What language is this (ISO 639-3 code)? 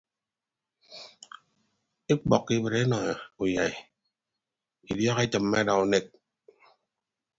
ibb